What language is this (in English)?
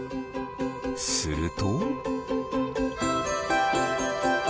Japanese